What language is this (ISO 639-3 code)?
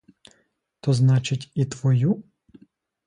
ukr